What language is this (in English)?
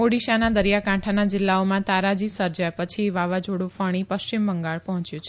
Gujarati